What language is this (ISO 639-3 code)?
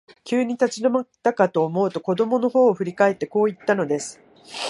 jpn